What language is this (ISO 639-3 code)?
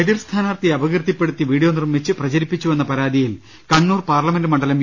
mal